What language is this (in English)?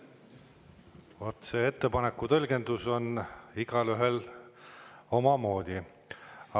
Estonian